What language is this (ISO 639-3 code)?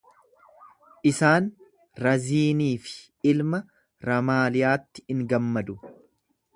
orm